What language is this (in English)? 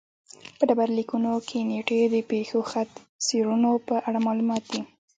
Pashto